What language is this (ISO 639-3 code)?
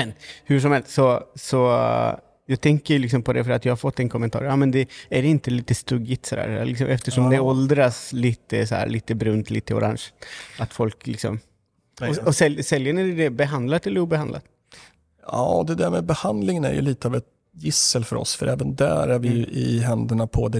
swe